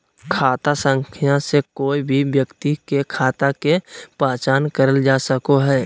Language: Magahi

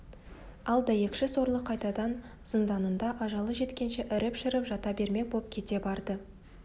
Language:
Kazakh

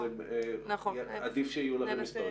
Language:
Hebrew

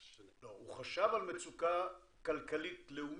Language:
Hebrew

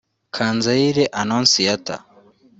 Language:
Kinyarwanda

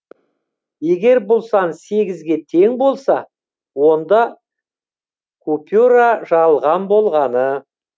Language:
Kazakh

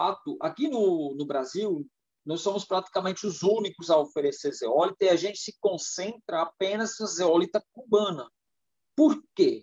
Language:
Portuguese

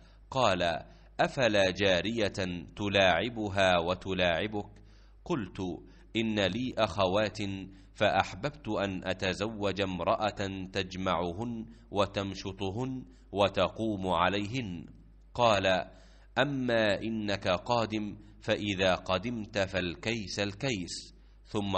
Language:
Arabic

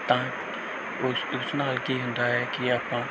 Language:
Punjabi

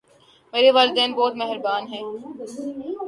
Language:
Urdu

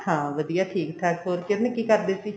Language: Punjabi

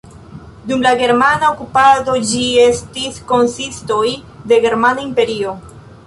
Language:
Esperanto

